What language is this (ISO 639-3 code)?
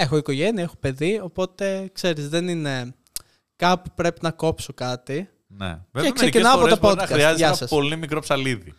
ell